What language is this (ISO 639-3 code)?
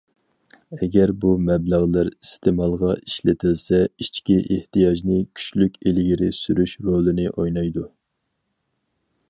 uig